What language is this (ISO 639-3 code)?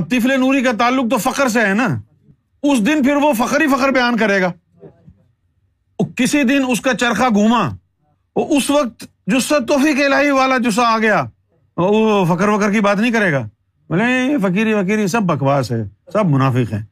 urd